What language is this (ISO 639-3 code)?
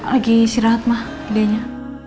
ind